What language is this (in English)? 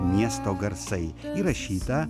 Lithuanian